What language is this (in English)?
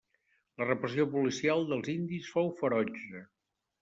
Catalan